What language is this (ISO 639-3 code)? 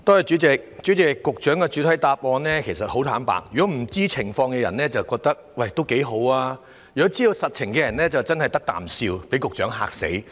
yue